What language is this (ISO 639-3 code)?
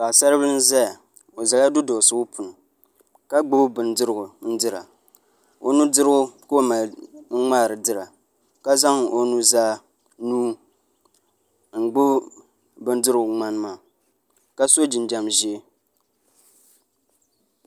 dag